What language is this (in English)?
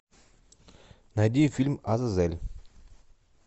Russian